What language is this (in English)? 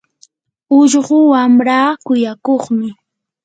Yanahuanca Pasco Quechua